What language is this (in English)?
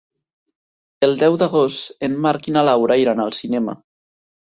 Catalan